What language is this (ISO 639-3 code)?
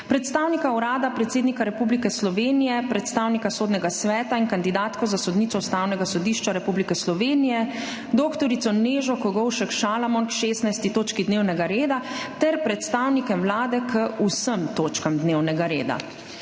slv